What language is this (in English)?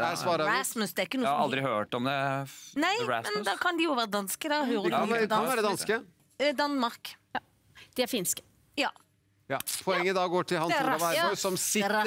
Norwegian